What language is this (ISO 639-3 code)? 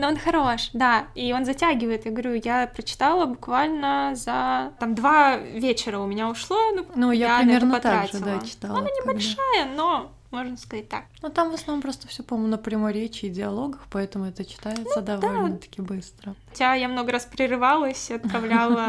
rus